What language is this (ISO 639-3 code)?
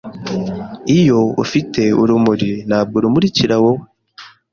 kin